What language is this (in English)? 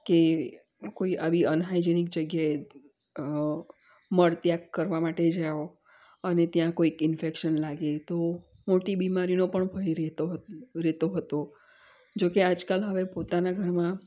Gujarati